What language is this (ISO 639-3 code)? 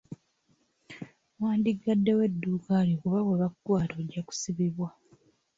lug